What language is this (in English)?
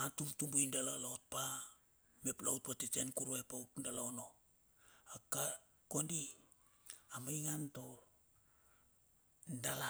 Bilur